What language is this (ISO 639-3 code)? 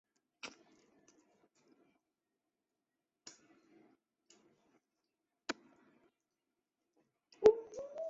zho